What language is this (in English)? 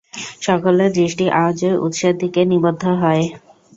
Bangla